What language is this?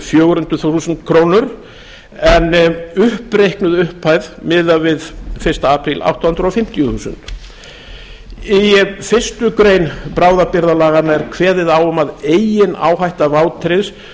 Icelandic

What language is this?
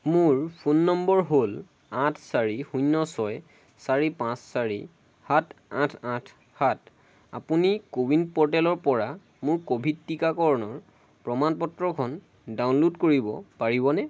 Assamese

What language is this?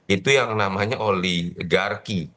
Indonesian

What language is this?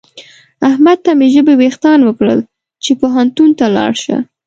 Pashto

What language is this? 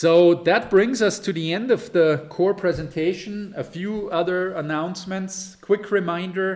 English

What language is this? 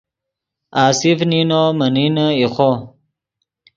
Yidgha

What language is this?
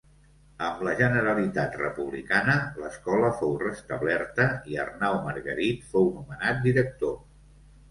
Catalan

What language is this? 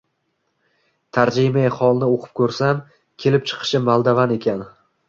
Uzbek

